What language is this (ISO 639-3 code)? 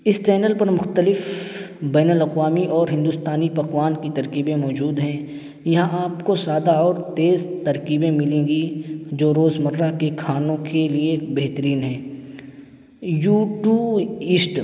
urd